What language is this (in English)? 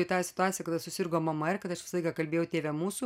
Lithuanian